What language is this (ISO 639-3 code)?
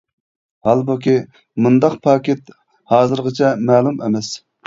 uig